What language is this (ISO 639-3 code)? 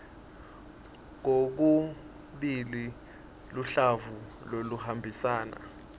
ssw